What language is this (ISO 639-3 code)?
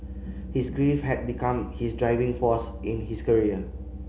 eng